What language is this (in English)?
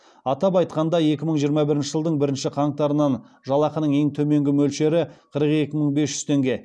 Kazakh